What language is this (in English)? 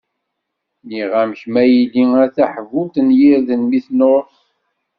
Kabyle